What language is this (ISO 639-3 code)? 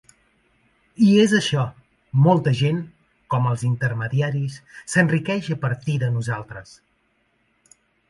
cat